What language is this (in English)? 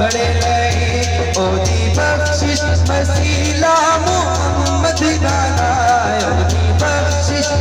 Arabic